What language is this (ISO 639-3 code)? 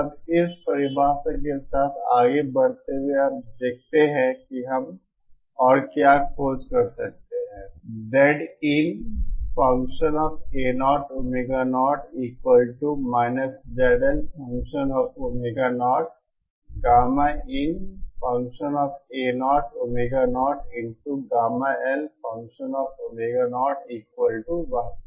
hin